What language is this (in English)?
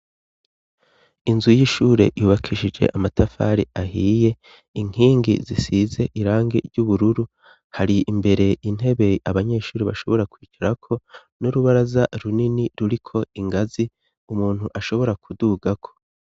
Rundi